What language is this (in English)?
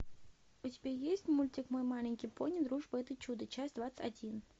Russian